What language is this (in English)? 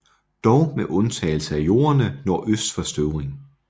Danish